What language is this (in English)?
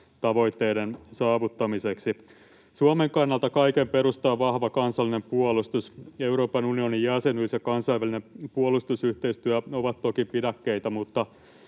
Finnish